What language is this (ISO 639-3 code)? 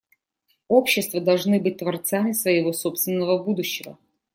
rus